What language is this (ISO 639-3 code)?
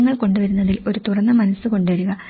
mal